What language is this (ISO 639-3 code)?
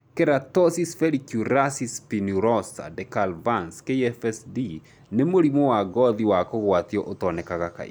kik